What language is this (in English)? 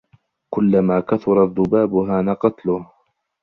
Arabic